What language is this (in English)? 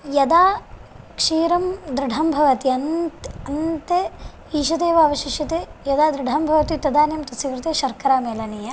Sanskrit